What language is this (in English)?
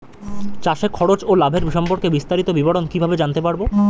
Bangla